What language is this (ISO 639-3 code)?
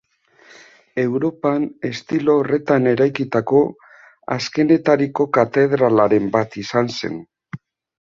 eus